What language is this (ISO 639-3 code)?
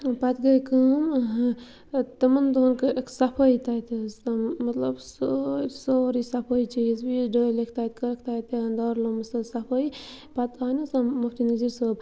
kas